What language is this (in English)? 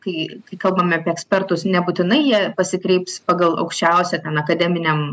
Lithuanian